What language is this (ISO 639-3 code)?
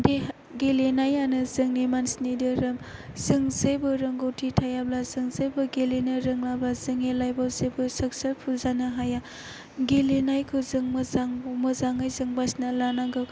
brx